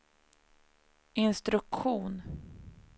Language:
Swedish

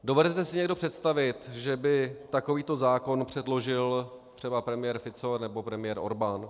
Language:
Czech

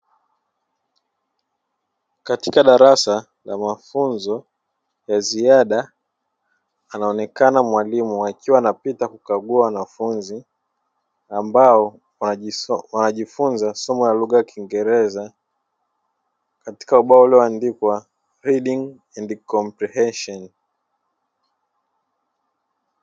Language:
Swahili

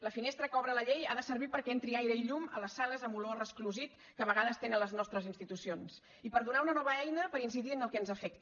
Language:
Catalan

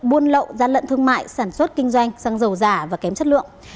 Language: Vietnamese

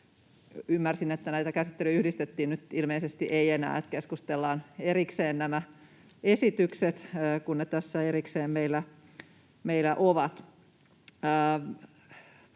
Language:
Finnish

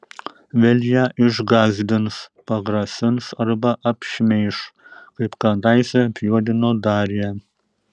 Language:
Lithuanian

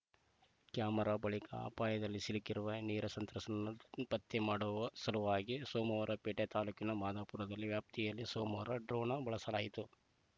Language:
Kannada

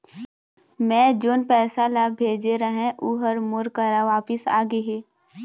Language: Chhattisgarhi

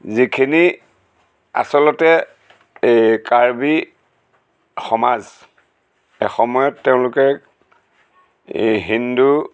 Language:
Assamese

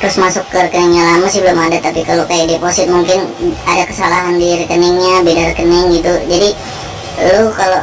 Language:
Indonesian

